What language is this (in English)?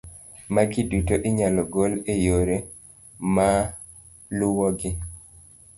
Luo (Kenya and Tanzania)